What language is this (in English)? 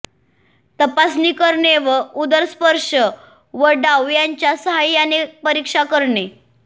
Marathi